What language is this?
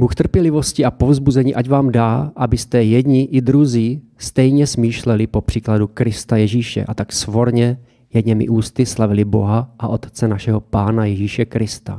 Czech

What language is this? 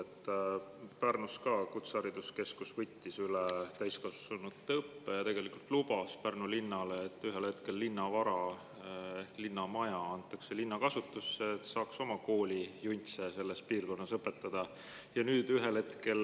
Estonian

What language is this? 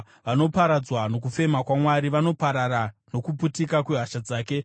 Shona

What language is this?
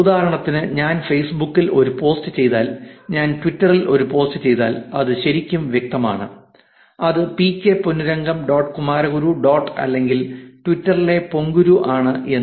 Malayalam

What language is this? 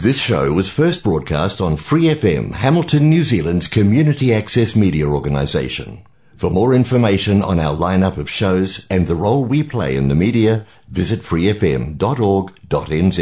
Filipino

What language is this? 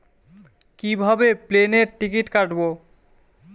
Bangla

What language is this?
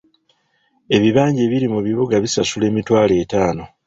Ganda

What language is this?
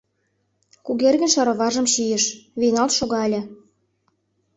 Mari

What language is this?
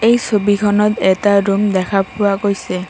Assamese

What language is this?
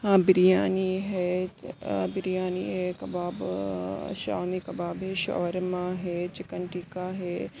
Urdu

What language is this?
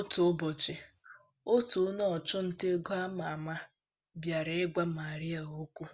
Igbo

